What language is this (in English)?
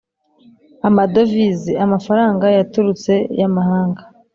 Kinyarwanda